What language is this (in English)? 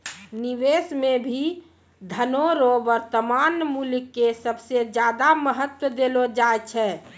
Maithili